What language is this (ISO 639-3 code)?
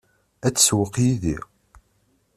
kab